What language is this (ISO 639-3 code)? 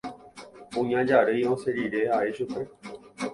grn